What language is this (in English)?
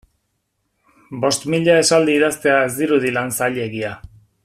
Basque